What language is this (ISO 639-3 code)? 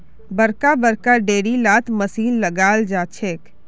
mag